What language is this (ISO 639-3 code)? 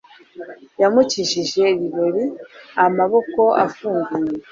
kin